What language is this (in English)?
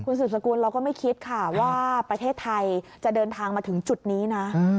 Thai